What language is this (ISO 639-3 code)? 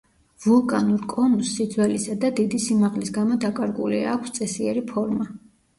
kat